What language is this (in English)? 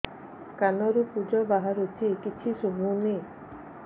Odia